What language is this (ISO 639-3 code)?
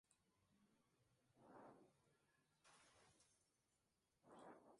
spa